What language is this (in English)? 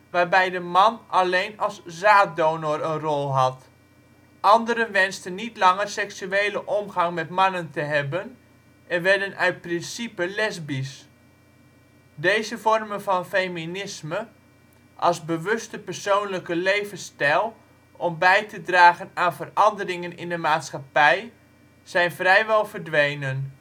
Dutch